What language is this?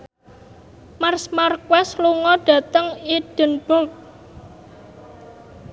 Javanese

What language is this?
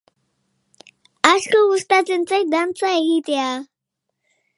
Basque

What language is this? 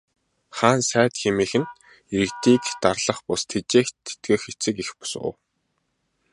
Mongolian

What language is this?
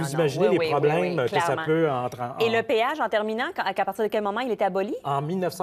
French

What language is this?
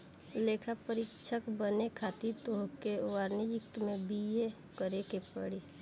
Bhojpuri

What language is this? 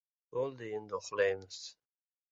Uzbek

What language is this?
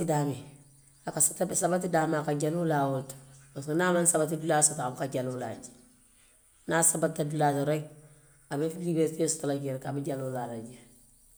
Western Maninkakan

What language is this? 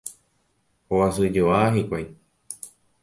Guarani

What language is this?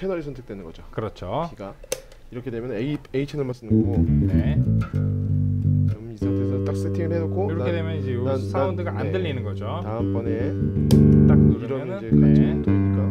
Korean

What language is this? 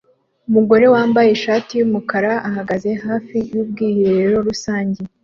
Kinyarwanda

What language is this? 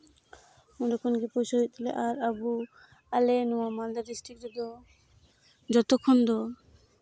Santali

